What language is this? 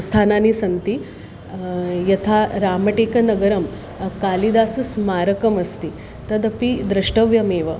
Sanskrit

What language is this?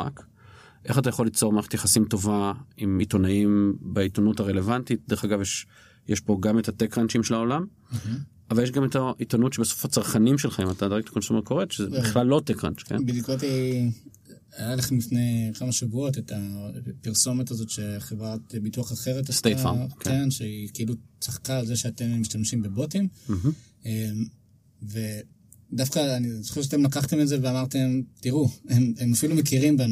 Hebrew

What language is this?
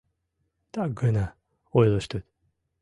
Mari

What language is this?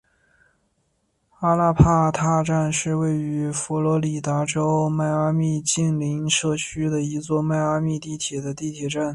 Chinese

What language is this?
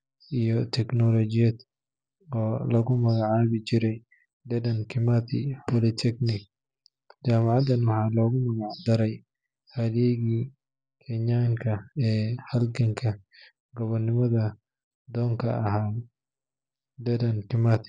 Somali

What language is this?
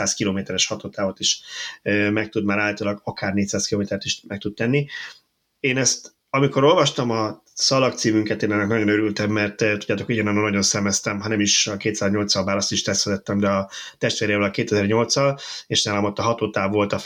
Hungarian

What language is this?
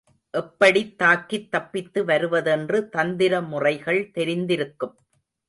Tamil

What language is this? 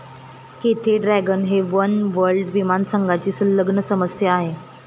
Marathi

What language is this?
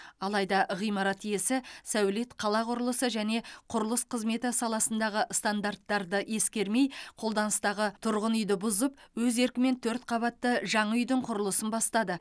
Kazakh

